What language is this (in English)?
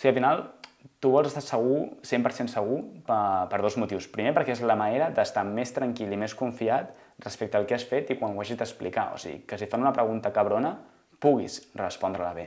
Catalan